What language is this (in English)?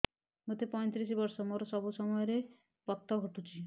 Odia